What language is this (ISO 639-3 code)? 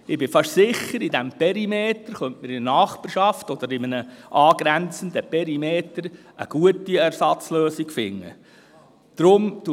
gsw